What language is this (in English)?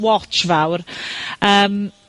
Welsh